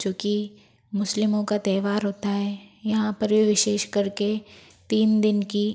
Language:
Hindi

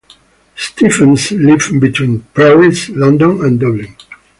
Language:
English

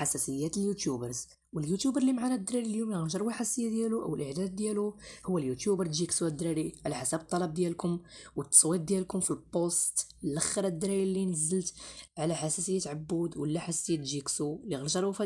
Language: Arabic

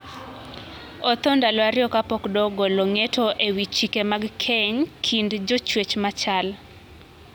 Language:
Luo (Kenya and Tanzania)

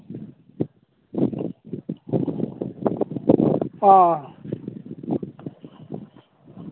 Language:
Manipuri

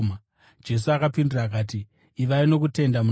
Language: Shona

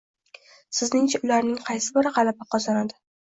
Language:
Uzbek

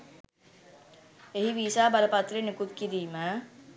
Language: Sinhala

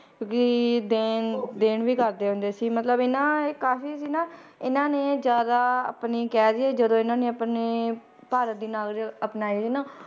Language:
Punjabi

